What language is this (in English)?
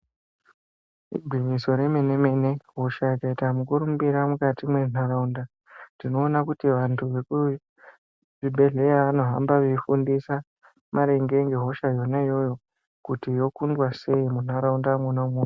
Ndau